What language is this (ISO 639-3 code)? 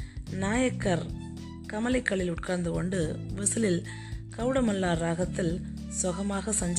tam